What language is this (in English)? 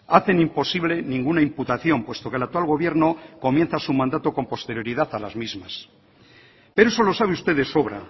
Spanish